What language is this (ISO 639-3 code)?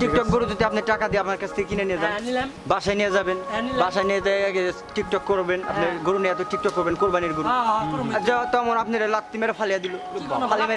ben